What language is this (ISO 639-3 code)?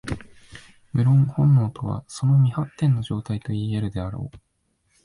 jpn